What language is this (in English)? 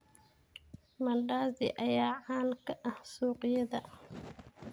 Somali